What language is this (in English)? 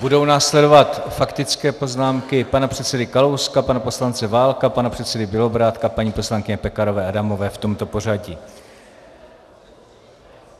Czech